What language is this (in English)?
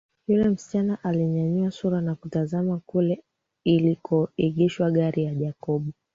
Swahili